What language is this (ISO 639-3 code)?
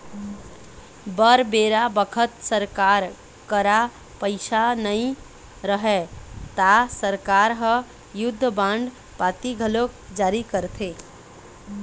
hne